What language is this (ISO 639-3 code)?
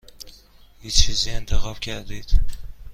fas